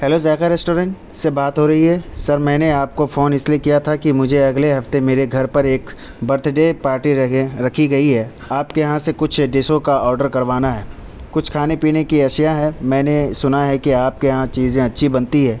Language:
Urdu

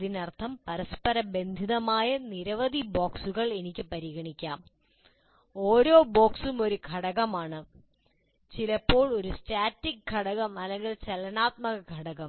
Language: Malayalam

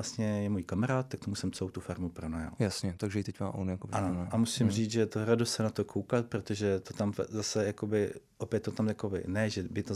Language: Czech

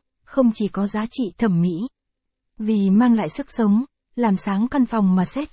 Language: Vietnamese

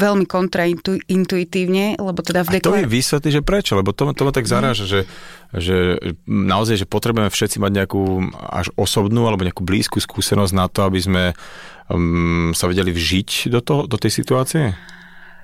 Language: Slovak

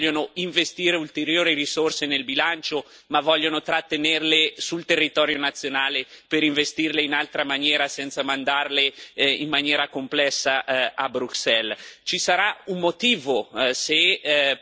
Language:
Italian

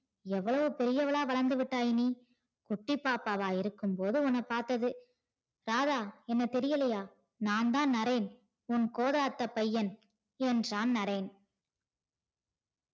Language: Tamil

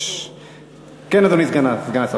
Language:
Hebrew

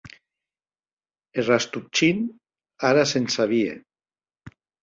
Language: Occitan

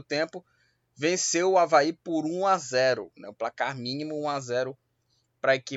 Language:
Portuguese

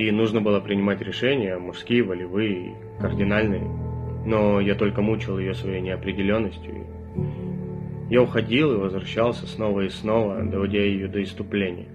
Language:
Russian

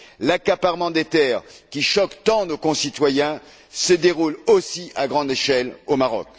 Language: French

